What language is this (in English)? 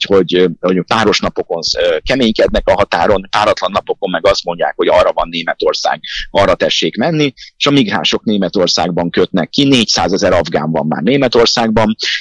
Hungarian